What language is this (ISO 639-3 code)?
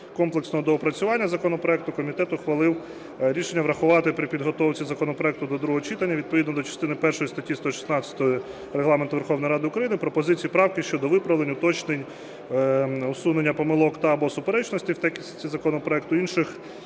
ukr